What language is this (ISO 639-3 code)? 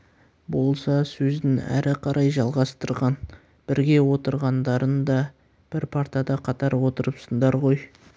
kaz